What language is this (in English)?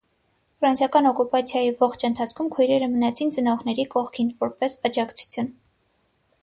Armenian